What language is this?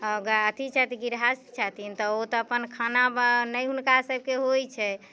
Maithili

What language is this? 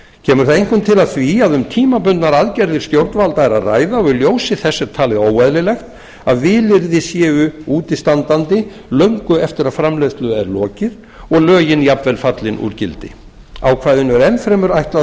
Icelandic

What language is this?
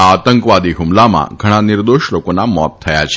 Gujarati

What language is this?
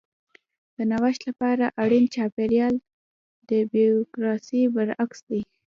Pashto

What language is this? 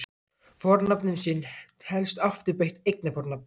Icelandic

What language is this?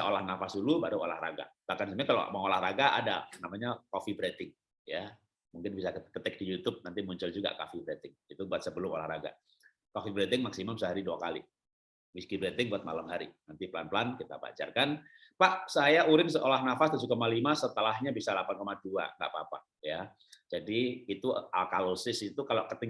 Indonesian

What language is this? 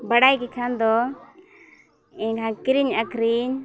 Santali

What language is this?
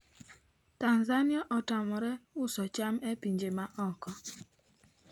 Luo (Kenya and Tanzania)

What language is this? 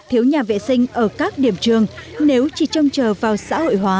Vietnamese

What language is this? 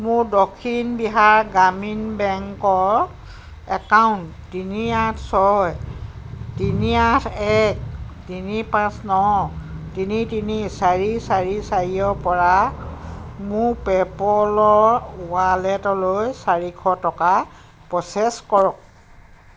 Assamese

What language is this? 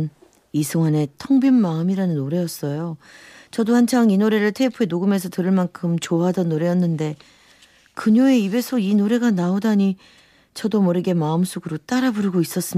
Korean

